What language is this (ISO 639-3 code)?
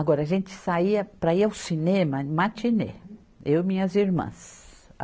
por